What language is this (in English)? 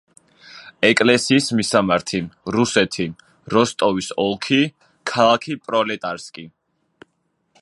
Georgian